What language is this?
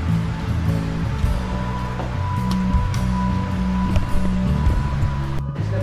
Turkish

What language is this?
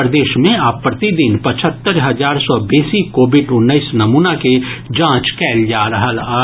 Maithili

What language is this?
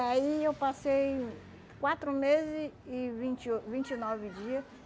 Portuguese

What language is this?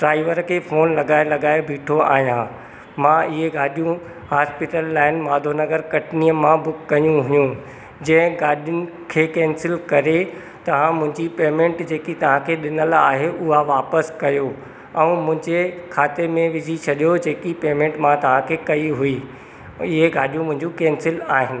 Sindhi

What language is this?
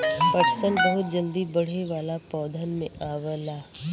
Bhojpuri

